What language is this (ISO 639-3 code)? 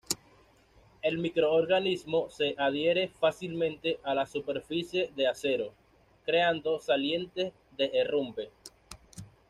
spa